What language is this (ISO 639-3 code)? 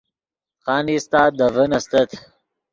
ydg